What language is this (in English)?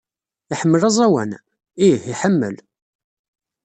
Kabyle